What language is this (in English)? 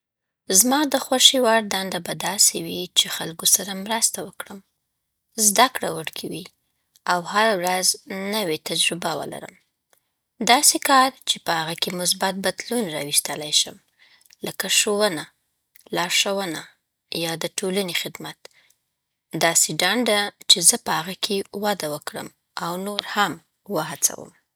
Southern Pashto